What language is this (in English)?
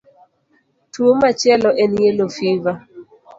Luo (Kenya and Tanzania)